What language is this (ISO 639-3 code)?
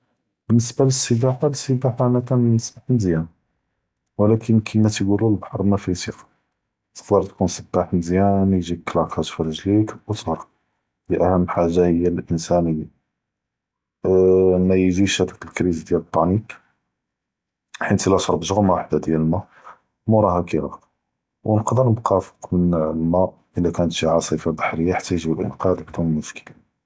jrb